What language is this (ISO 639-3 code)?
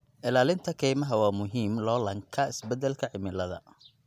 som